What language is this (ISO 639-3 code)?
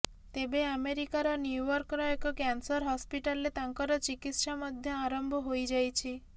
ori